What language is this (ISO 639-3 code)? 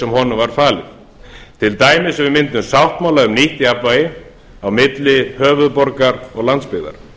isl